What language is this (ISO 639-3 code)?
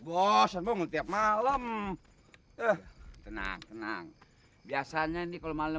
ind